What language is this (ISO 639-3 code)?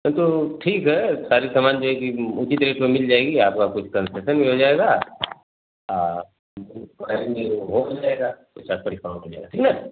hin